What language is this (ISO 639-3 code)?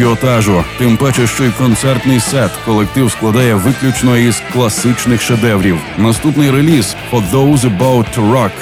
ukr